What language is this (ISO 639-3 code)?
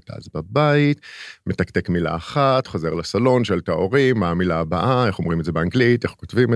heb